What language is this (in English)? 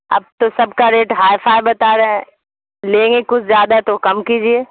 Urdu